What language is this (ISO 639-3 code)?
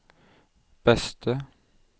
nor